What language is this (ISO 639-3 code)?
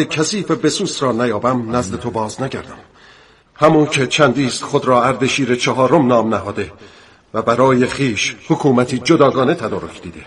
fas